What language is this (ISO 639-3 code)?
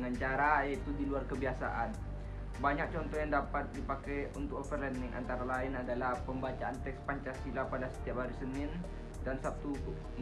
ind